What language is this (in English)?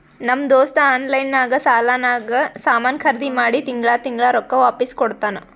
Kannada